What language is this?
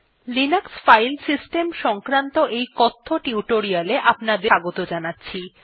Bangla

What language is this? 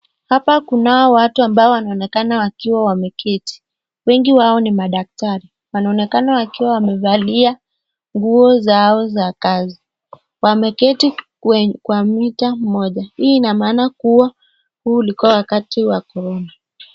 Swahili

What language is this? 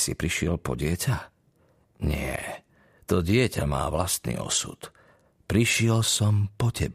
Slovak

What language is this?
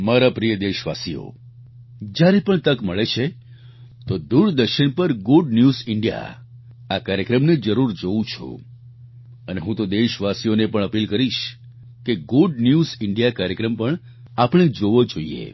Gujarati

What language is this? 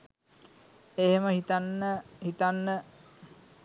Sinhala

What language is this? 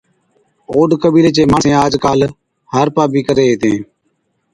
Od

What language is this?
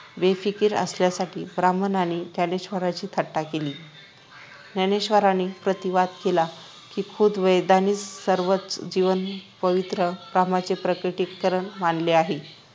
Marathi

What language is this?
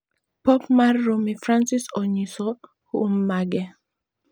Luo (Kenya and Tanzania)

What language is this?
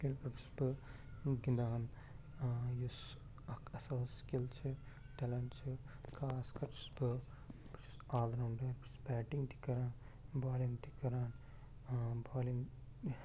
Kashmiri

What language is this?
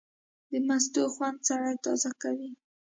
Pashto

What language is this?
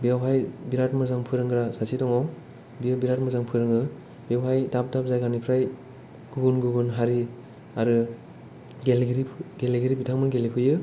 Bodo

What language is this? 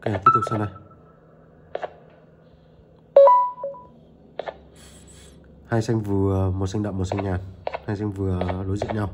Vietnamese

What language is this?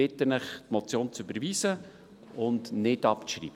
Swiss German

